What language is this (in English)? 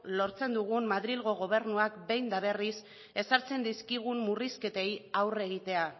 Basque